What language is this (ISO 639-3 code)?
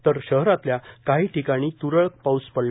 mar